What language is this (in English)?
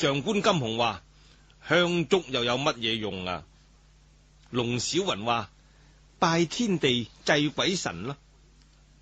Chinese